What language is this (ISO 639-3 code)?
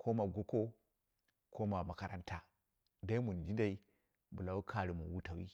kna